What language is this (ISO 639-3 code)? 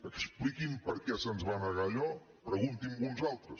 cat